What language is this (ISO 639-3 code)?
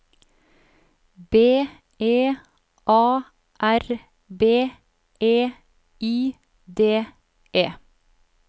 nor